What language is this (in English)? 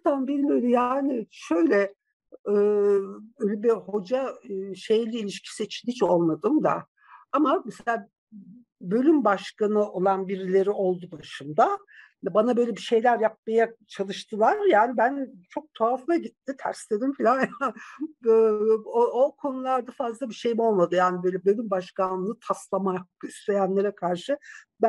Turkish